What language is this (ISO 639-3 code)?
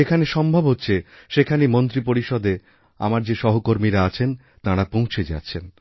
ben